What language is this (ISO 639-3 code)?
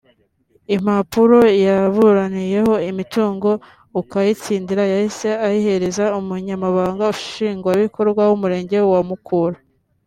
kin